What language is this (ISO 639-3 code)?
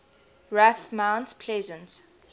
eng